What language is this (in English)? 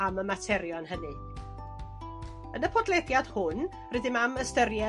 Welsh